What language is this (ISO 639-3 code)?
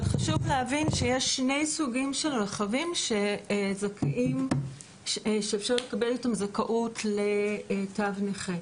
heb